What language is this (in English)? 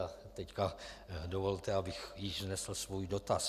Czech